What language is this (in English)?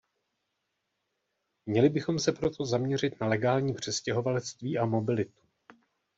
Czech